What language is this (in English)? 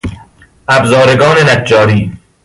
Persian